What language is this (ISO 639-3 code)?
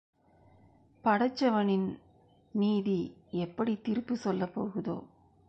tam